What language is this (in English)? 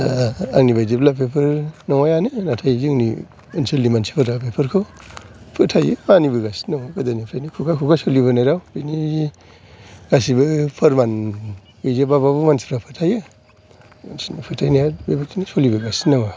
Bodo